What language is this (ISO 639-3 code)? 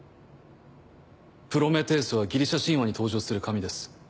jpn